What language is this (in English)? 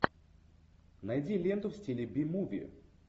Russian